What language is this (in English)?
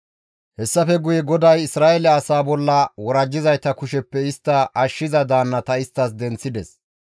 Gamo